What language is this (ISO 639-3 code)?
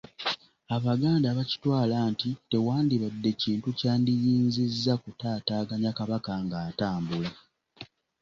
lug